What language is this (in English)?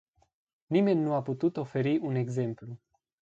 Romanian